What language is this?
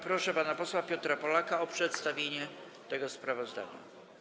Polish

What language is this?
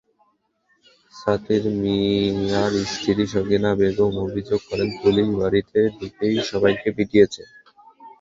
Bangla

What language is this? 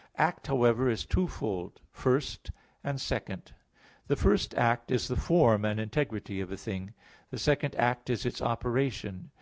English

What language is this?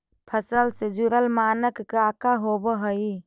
Magahi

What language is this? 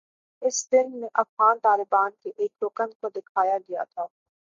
Urdu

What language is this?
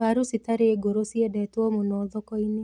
Kikuyu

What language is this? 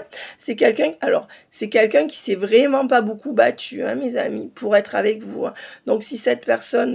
French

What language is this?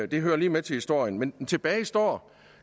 Danish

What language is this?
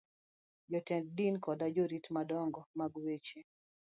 Luo (Kenya and Tanzania)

